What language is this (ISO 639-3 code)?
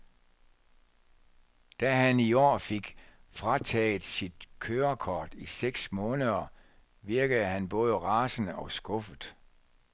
dan